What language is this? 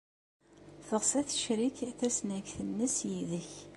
Kabyle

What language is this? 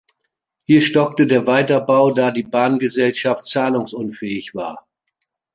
German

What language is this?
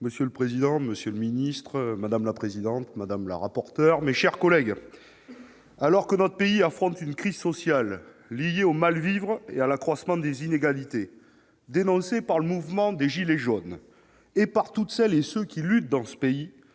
French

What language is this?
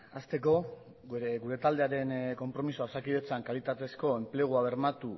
Basque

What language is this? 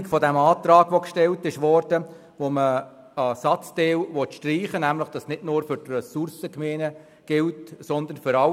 Swiss German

